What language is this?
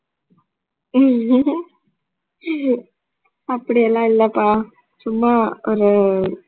Tamil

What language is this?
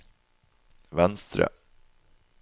Norwegian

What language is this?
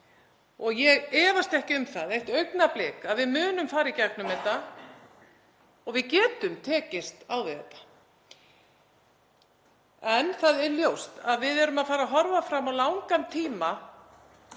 Icelandic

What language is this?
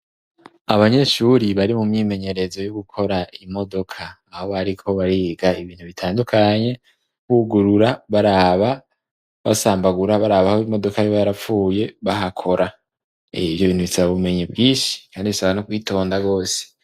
Rundi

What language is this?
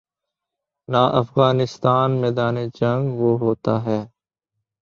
Urdu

